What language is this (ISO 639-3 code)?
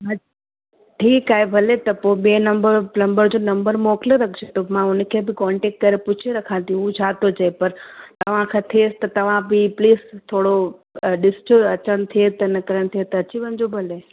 snd